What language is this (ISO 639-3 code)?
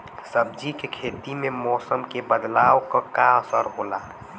bho